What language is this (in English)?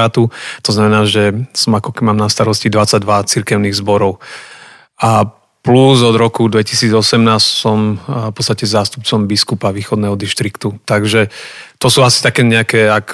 Slovak